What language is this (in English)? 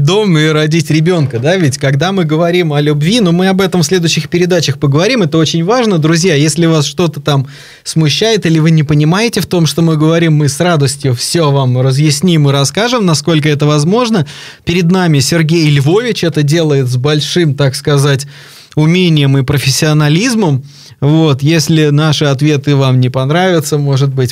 Russian